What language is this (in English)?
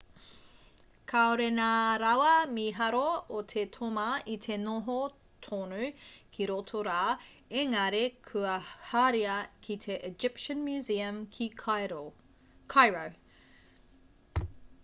Māori